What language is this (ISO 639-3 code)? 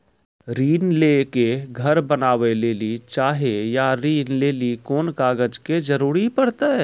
mai